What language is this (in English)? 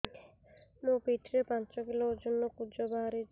Odia